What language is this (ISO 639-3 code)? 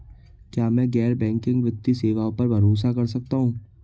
hin